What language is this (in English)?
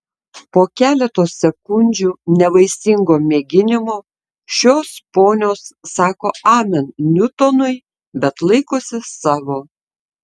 Lithuanian